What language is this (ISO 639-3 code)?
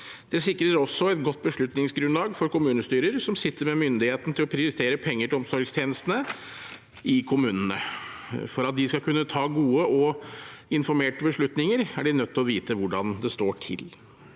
nor